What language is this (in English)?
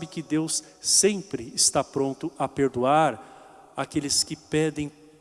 Portuguese